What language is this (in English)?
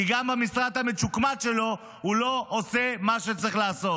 Hebrew